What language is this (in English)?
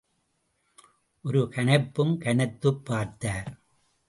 Tamil